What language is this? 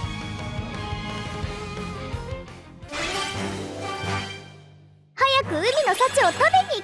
Japanese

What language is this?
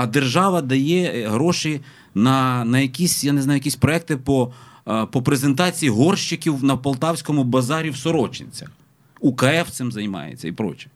Ukrainian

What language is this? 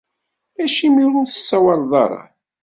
Kabyle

